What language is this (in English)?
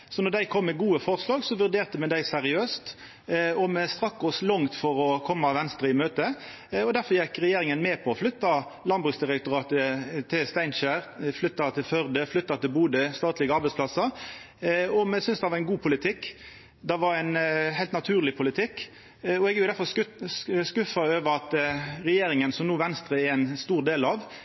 Norwegian Nynorsk